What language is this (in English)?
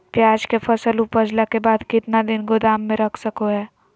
Magahi